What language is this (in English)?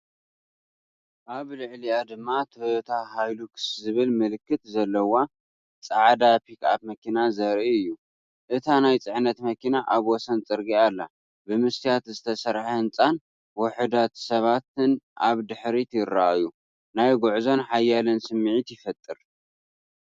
Tigrinya